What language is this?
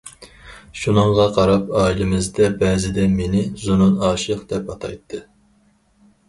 Uyghur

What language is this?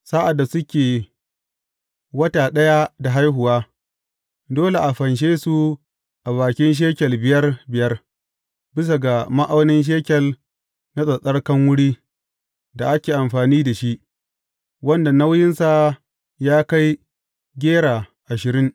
Hausa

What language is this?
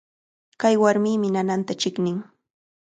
Cajatambo North Lima Quechua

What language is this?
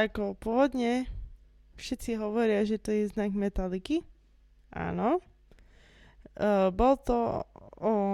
Slovak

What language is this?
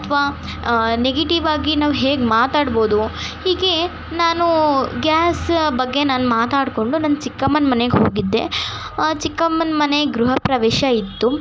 Kannada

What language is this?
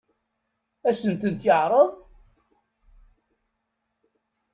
Kabyle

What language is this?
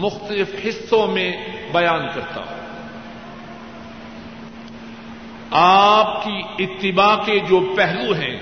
Urdu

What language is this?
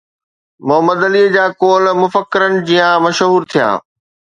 Sindhi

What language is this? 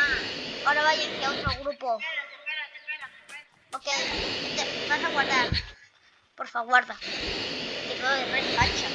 Spanish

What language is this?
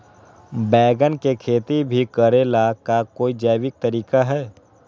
Magahi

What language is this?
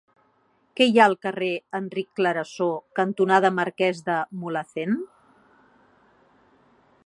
Catalan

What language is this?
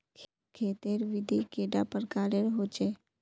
Magahi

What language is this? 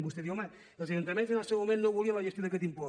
Catalan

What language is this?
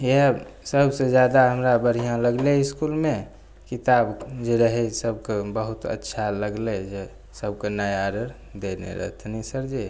Maithili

